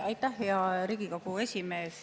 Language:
Estonian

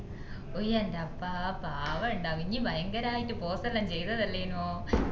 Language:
Malayalam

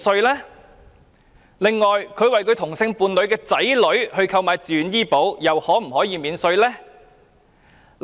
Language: Cantonese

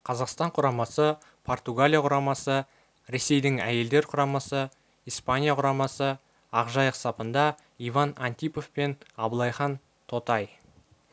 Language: Kazakh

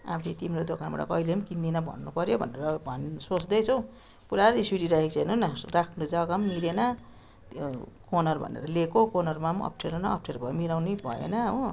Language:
Nepali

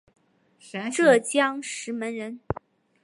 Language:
Chinese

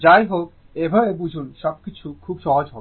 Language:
Bangla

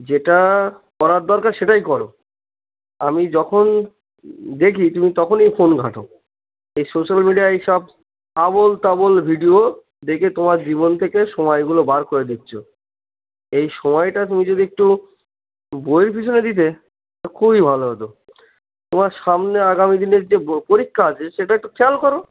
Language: Bangla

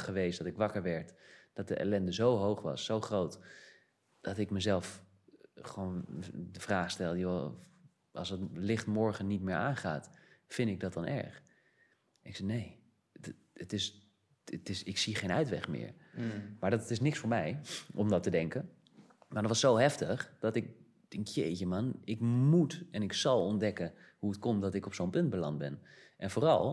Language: Dutch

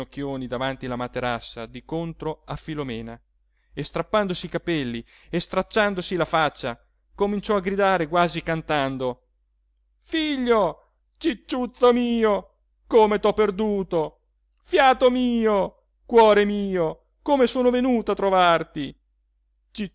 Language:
Italian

